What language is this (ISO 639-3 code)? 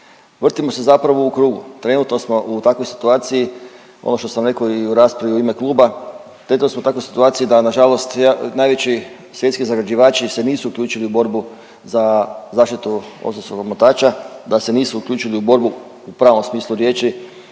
hrv